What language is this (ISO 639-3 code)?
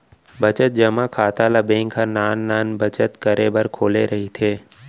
hne